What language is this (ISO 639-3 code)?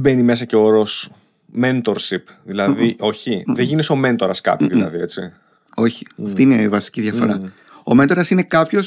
ell